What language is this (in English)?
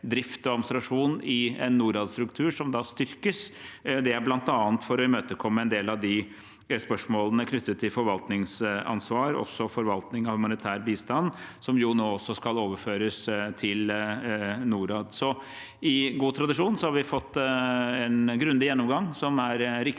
Norwegian